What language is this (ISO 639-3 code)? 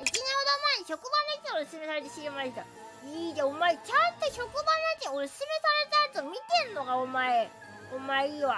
jpn